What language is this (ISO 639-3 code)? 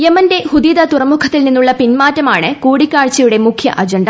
mal